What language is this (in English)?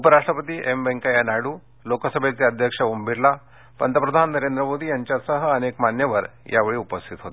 Marathi